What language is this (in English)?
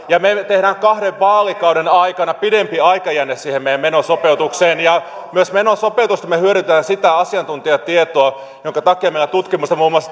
Finnish